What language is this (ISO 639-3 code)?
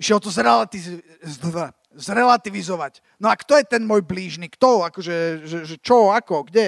slk